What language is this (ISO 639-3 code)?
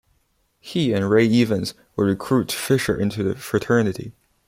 eng